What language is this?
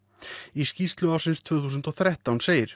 Icelandic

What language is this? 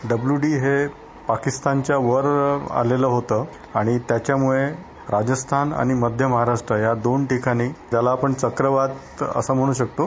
Marathi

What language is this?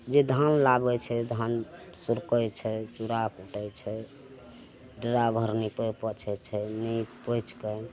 Maithili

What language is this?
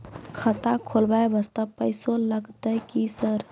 Maithili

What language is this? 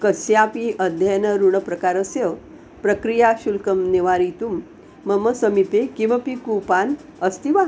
Sanskrit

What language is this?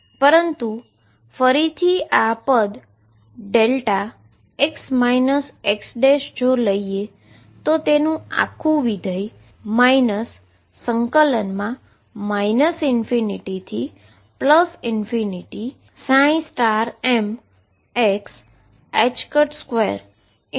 Gujarati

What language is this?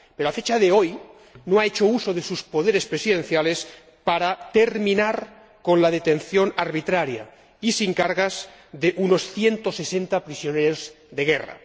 Spanish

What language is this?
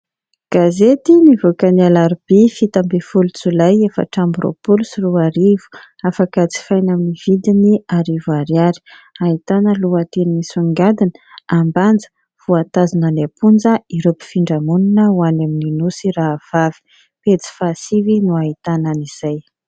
Malagasy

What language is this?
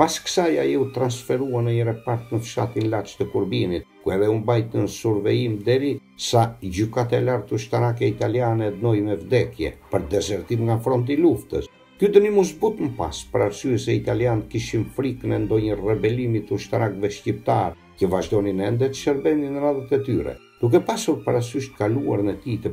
Romanian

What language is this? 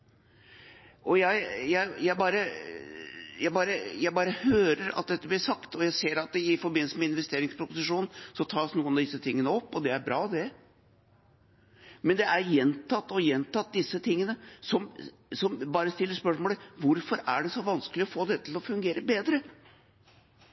Norwegian Bokmål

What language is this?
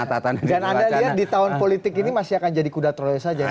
Indonesian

